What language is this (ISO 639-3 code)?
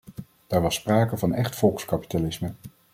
nld